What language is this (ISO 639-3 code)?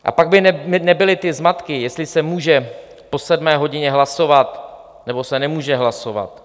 ces